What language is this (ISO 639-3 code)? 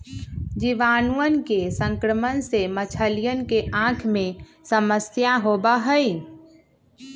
mag